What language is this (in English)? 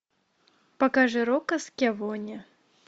Russian